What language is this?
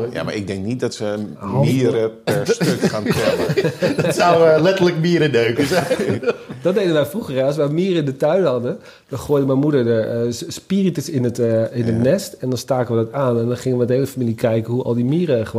Dutch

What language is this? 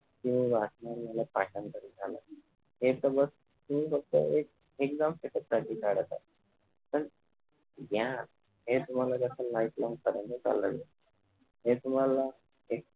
Marathi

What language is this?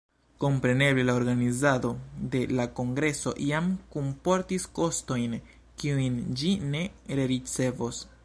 Esperanto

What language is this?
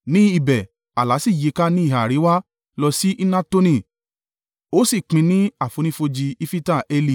Yoruba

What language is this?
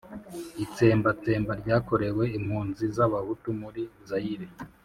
Kinyarwanda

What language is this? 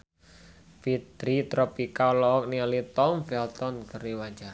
Sundanese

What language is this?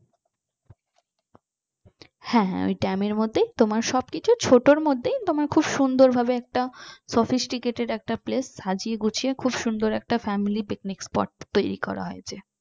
Bangla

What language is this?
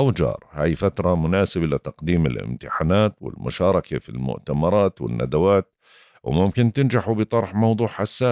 Arabic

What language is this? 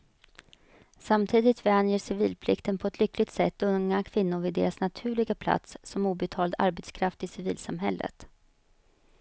Swedish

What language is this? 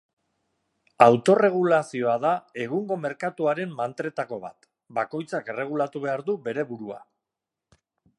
Basque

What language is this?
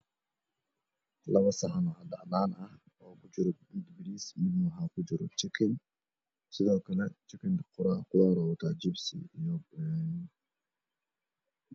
Somali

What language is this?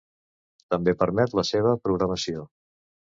Catalan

